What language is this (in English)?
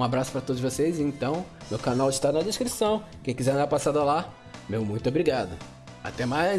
Portuguese